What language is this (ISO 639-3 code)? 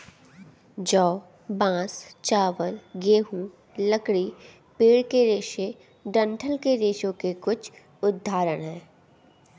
hin